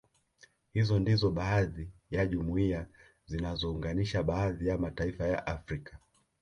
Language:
Swahili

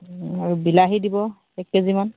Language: Assamese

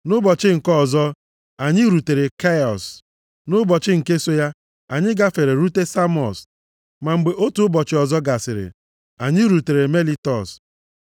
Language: Igbo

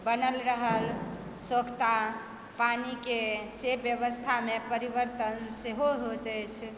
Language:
Maithili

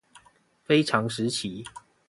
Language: Chinese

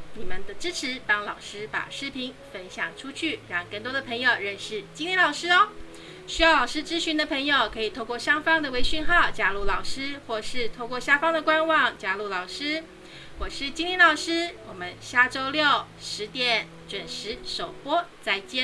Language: Chinese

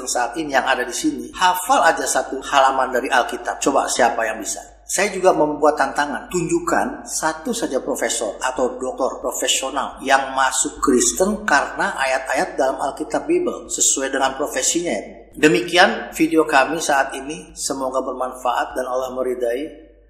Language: Indonesian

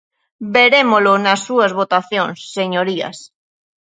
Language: Galician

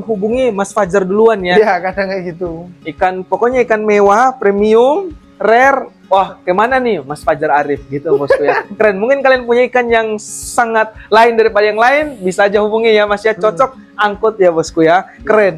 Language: Indonesian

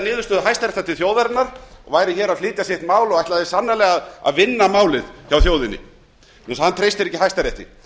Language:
Icelandic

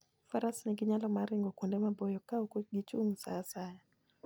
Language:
Luo (Kenya and Tanzania)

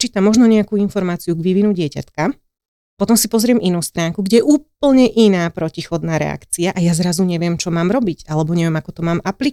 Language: Slovak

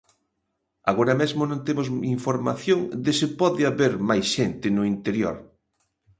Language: Galician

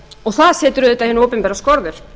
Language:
Icelandic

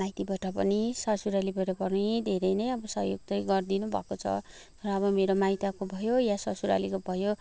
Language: Nepali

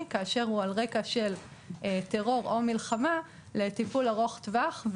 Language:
Hebrew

